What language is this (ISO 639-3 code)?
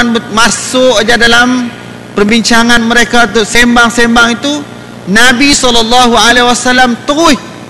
msa